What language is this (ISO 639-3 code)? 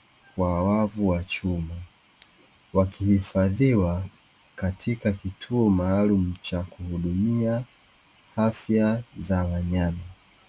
swa